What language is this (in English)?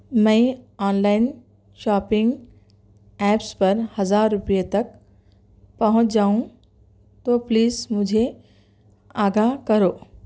Urdu